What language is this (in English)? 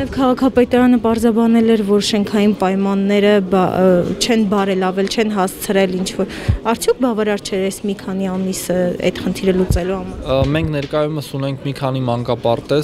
Romanian